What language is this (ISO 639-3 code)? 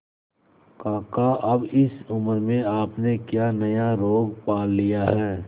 hin